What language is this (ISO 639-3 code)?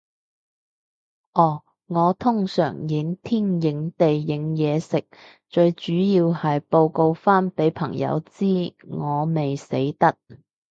yue